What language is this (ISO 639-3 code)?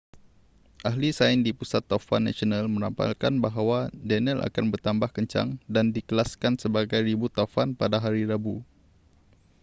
msa